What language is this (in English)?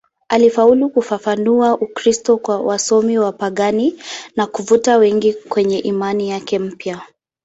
Swahili